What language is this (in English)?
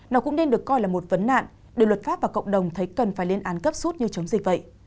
Vietnamese